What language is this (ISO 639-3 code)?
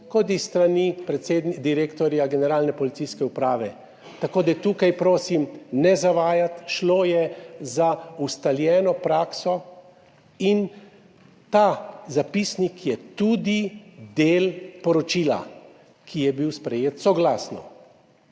slv